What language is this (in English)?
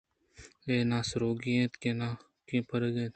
Eastern Balochi